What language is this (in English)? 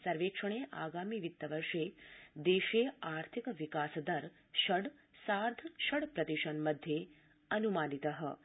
Sanskrit